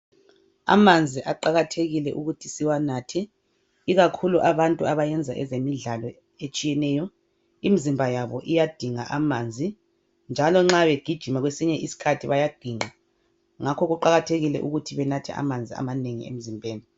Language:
North Ndebele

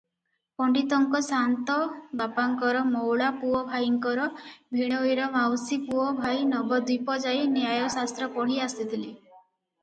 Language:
Odia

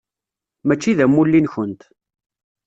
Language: Kabyle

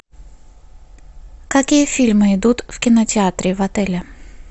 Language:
Russian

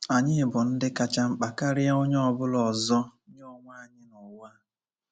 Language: Igbo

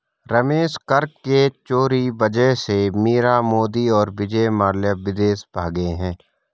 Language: Hindi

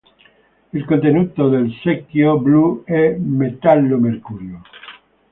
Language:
Italian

